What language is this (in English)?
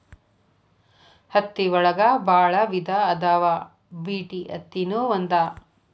Kannada